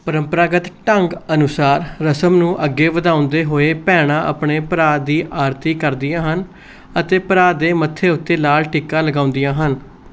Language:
Punjabi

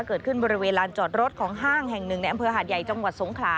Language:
Thai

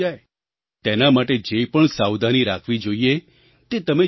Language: Gujarati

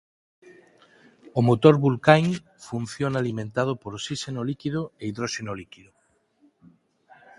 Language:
Galician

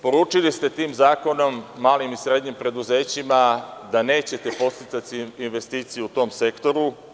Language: Serbian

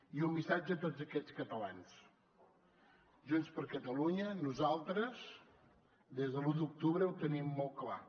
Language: Catalan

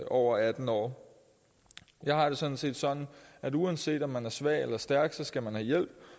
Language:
Danish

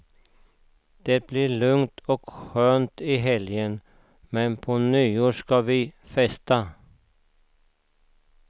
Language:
Swedish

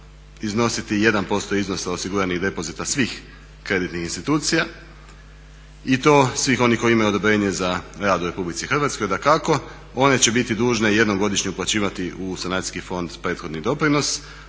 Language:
Croatian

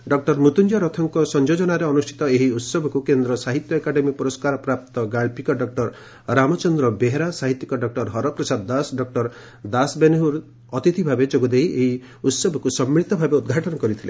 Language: Odia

